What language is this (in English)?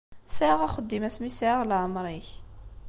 Kabyle